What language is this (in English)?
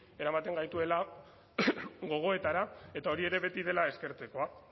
Basque